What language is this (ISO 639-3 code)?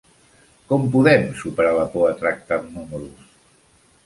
cat